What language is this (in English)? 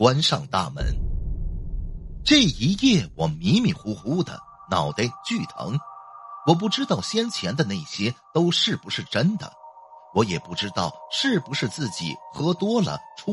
Chinese